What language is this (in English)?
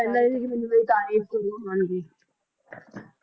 Punjabi